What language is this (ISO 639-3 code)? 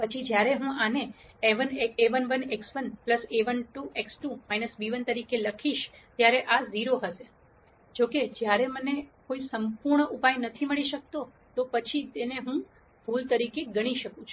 guj